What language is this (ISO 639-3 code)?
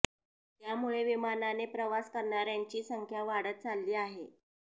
mar